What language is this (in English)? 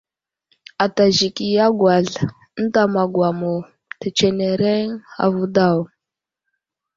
Wuzlam